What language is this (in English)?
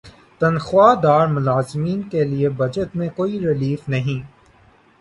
Urdu